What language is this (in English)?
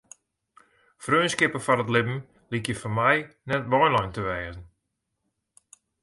Western Frisian